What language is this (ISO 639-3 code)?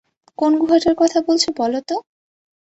ben